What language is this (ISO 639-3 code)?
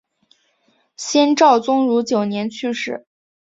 zho